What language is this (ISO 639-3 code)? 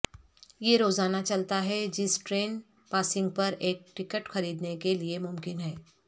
urd